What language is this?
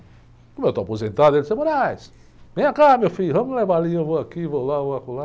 Portuguese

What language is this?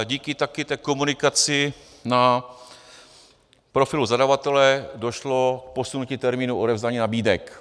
Czech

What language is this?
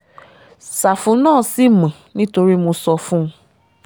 Yoruba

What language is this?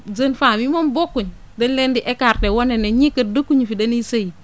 Wolof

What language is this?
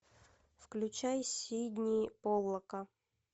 Russian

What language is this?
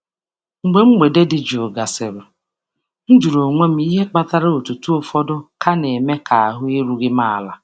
Igbo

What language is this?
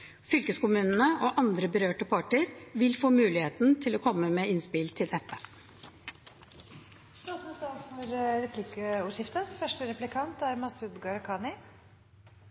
Norwegian Bokmål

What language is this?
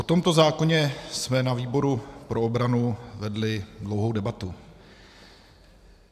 Czech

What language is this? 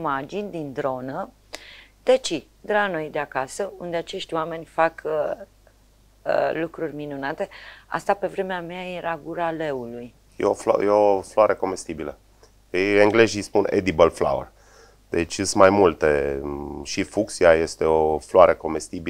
Romanian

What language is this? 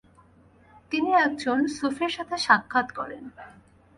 Bangla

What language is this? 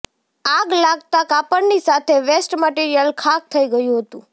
Gujarati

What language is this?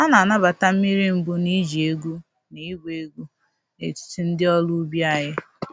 Igbo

